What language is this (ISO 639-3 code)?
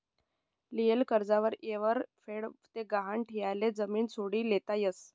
mar